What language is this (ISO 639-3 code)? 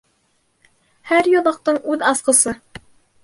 bak